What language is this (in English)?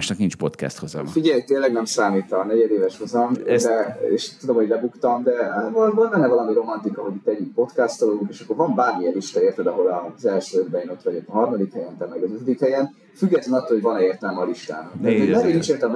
Hungarian